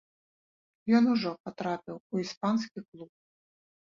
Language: Belarusian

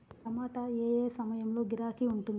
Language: Telugu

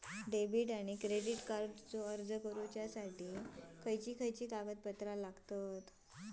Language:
Marathi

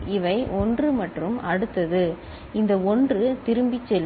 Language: Tamil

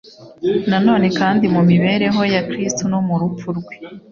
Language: Kinyarwanda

